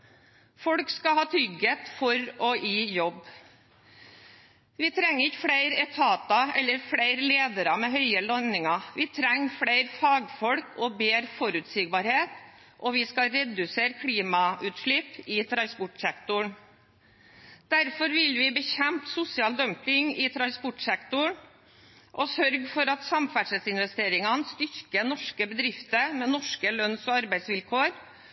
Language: Norwegian Bokmål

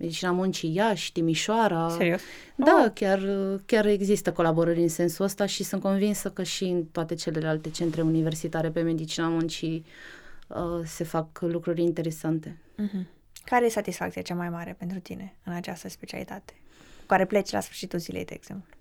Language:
Romanian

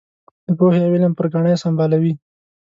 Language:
Pashto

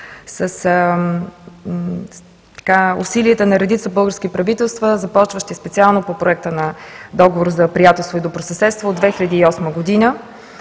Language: Bulgarian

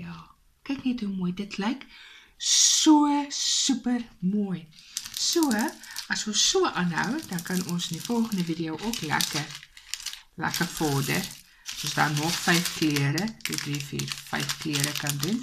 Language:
Dutch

